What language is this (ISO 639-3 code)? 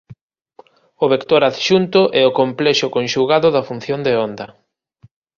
glg